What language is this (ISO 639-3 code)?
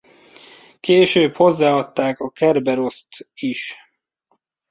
hun